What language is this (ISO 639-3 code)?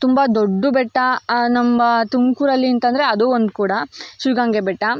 kan